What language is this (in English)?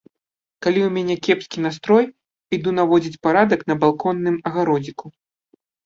Belarusian